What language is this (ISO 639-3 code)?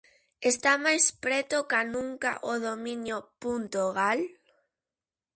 glg